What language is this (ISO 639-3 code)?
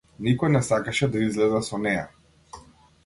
mkd